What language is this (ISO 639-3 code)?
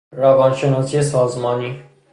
fas